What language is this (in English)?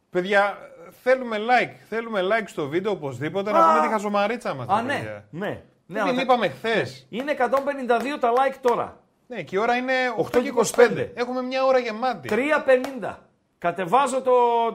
Greek